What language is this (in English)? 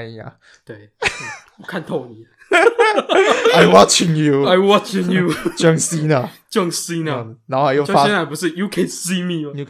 Chinese